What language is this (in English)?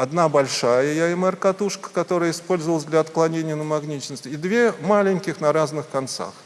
Russian